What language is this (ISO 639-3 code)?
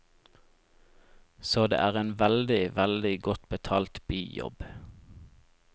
nor